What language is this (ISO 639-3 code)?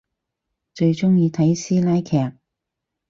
yue